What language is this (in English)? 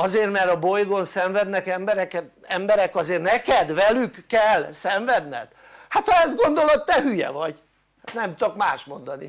Hungarian